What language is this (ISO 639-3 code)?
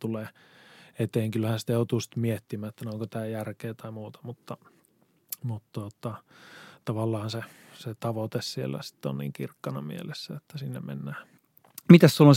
fin